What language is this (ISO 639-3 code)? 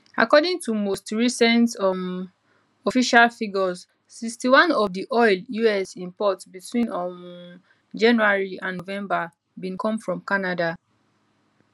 pcm